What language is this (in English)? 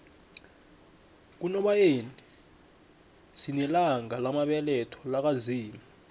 South Ndebele